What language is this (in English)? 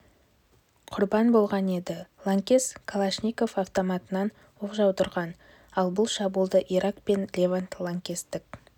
Kazakh